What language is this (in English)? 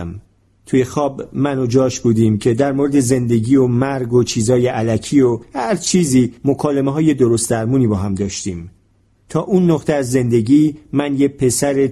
Persian